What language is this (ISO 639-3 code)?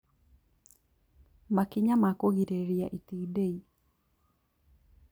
kik